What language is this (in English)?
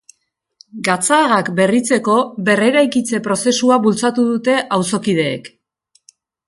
Basque